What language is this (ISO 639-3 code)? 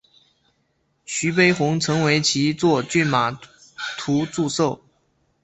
zho